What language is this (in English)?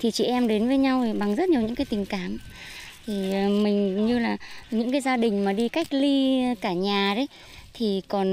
Vietnamese